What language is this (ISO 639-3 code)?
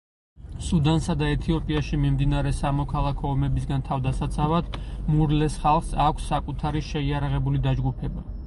kat